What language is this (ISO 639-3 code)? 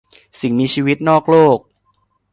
tha